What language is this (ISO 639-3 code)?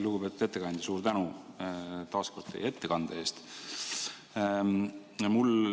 est